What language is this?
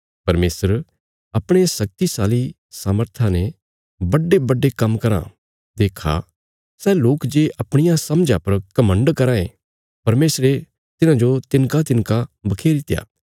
Bilaspuri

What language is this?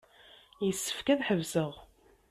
Kabyle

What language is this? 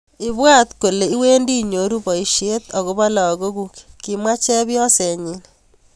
Kalenjin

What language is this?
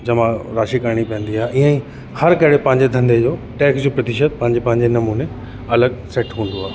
Sindhi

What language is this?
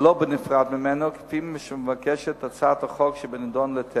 Hebrew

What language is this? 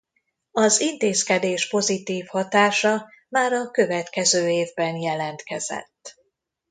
Hungarian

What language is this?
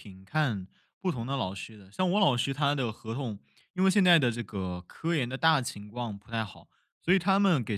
Chinese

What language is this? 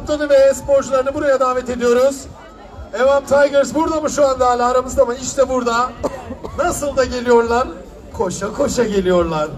Turkish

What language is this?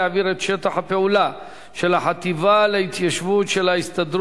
Hebrew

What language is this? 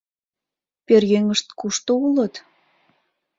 Mari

